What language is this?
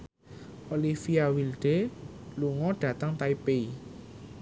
Javanese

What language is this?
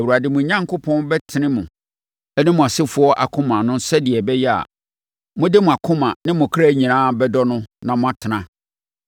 Akan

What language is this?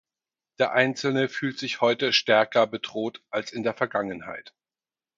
German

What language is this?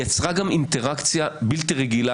Hebrew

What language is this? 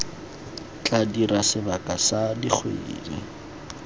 Tswana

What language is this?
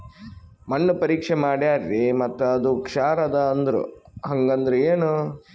Kannada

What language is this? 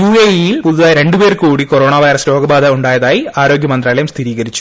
Malayalam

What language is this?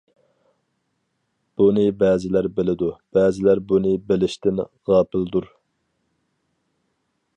Uyghur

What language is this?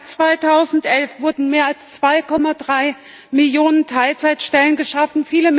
German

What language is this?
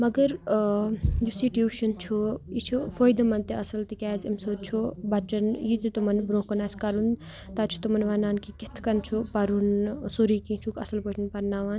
Kashmiri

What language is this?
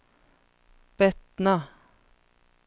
Swedish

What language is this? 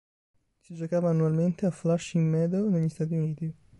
Italian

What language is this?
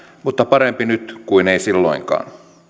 Finnish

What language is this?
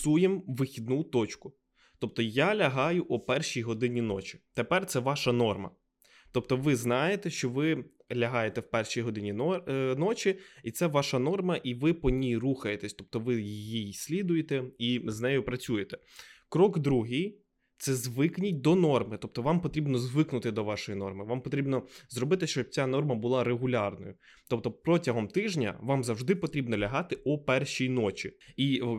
Ukrainian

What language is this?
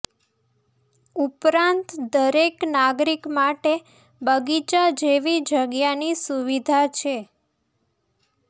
Gujarati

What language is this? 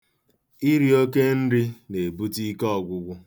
Igbo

